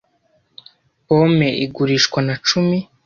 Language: Kinyarwanda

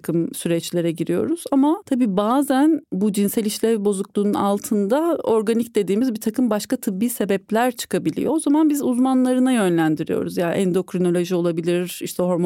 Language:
Turkish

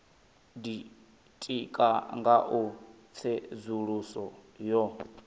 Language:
Venda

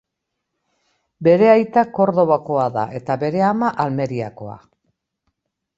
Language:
Basque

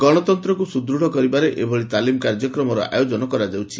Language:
Odia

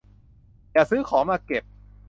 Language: Thai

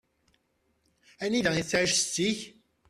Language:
Kabyle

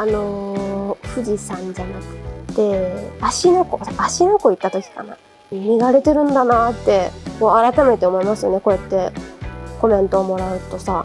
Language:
Japanese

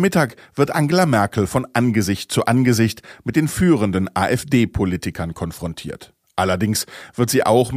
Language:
German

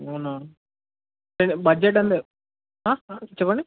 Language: Telugu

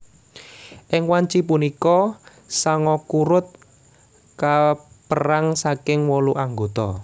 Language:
Javanese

